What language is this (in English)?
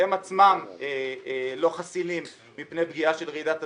Hebrew